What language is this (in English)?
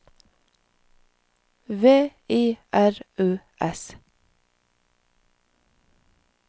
Norwegian